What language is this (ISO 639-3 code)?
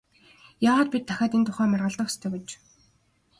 mon